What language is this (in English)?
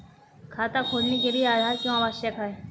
Hindi